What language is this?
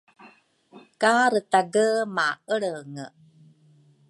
Rukai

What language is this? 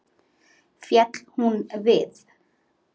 Icelandic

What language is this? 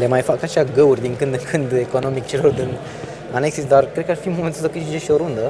Romanian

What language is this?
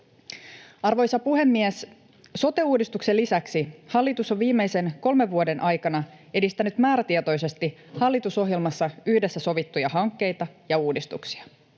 Finnish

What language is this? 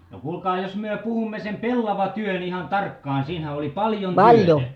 Finnish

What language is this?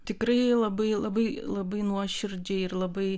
Lithuanian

